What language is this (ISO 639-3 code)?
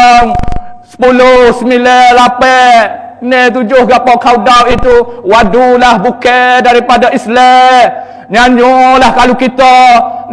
msa